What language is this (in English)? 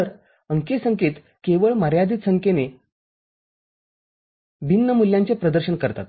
Marathi